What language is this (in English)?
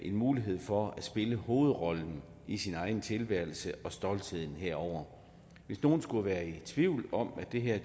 Danish